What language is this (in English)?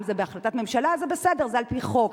Hebrew